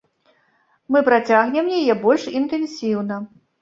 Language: Belarusian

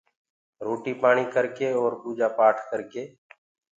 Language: Gurgula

